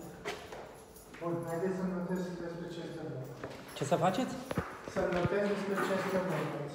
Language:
Romanian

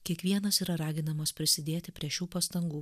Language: Lithuanian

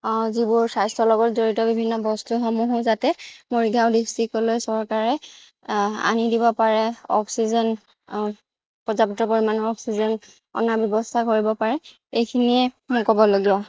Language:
Assamese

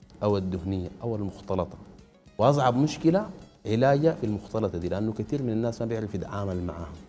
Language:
Arabic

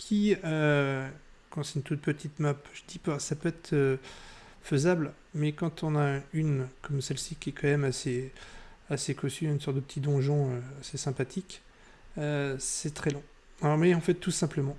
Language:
French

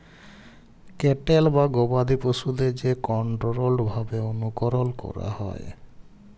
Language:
Bangla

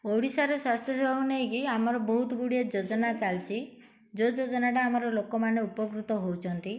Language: Odia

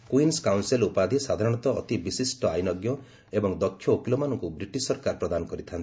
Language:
Odia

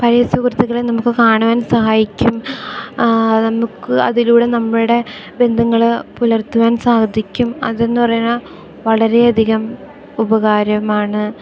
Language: Malayalam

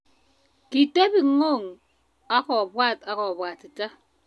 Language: Kalenjin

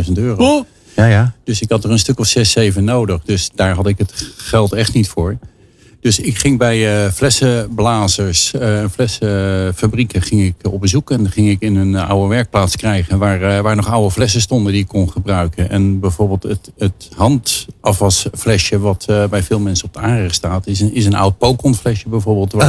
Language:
Dutch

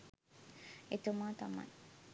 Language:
Sinhala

